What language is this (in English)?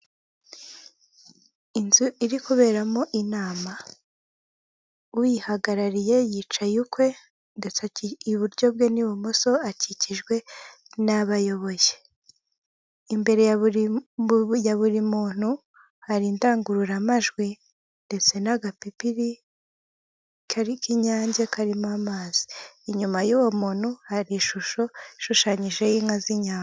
Kinyarwanda